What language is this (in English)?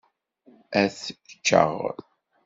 Kabyle